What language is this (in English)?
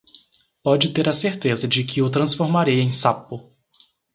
Portuguese